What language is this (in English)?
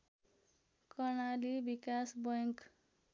Nepali